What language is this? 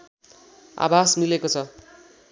Nepali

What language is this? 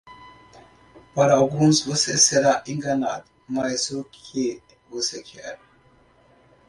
Portuguese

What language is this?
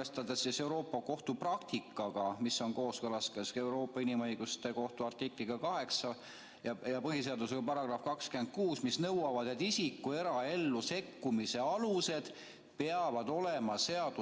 Estonian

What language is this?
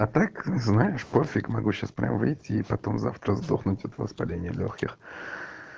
Russian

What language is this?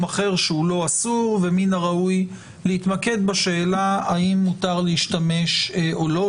Hebrew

